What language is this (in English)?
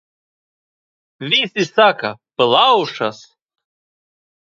Latvian